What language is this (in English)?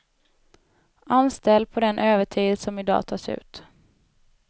Swedish